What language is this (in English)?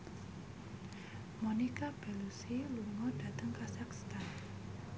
Javanese